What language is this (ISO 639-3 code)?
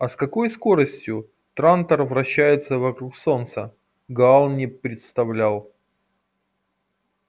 rus